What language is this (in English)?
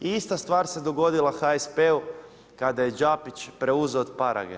Croatian